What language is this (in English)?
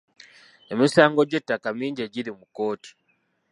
Ganda